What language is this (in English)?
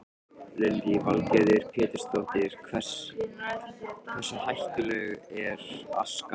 Icelandic